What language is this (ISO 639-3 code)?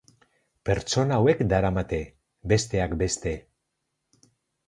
eus